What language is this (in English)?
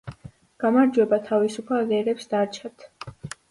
Georgian